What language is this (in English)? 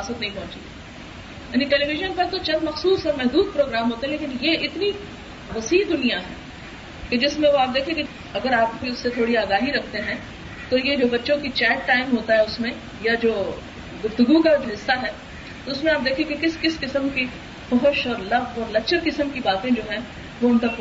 Urdu